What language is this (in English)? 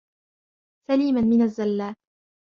Arabic